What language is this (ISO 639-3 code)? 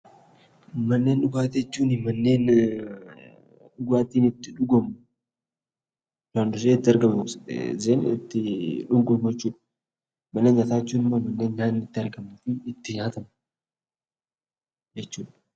orm